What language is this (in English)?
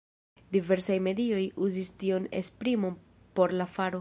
Esperanto